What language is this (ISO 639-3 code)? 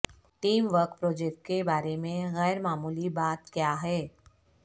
urd